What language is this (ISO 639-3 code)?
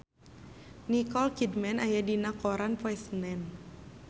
sun